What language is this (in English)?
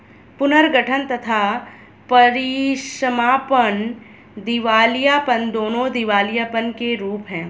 Hindi